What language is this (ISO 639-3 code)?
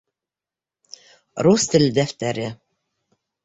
bak